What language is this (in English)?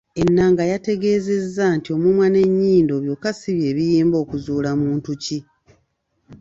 Ganda